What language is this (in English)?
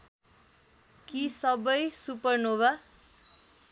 Nepali